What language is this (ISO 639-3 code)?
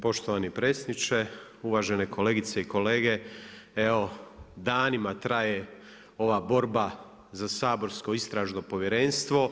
hrv